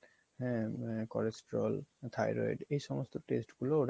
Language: Bangla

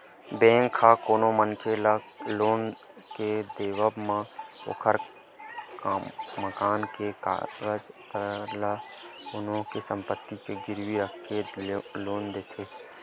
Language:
Chhattisgarhi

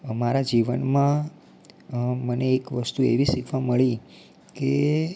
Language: Gujarati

